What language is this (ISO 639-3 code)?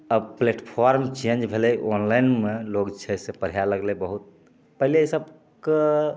mai